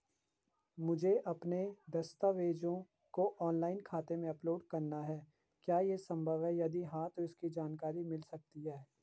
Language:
Hindi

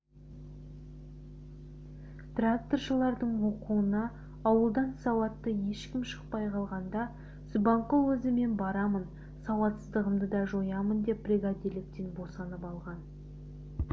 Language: Kazakh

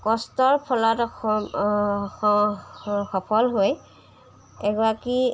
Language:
Assamese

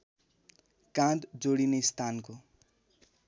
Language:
Nepali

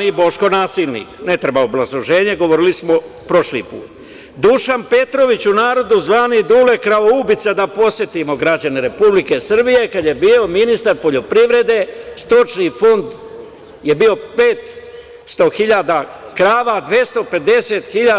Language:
Serbian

